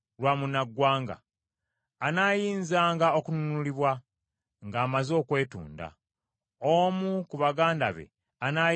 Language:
Ganda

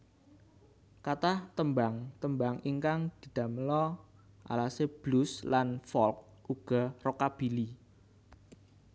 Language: Javanese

